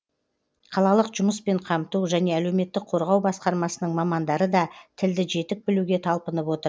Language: Kazakh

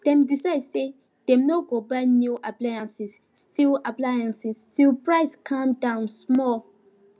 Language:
Nigerian Pidgin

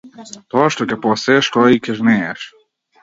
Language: Macedonian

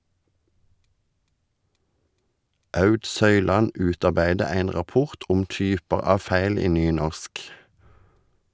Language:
Norwegian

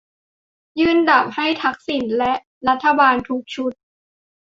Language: Thai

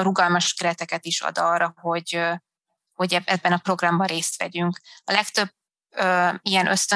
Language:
Hungarian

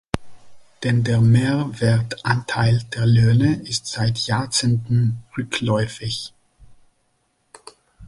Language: German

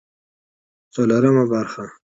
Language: Pashto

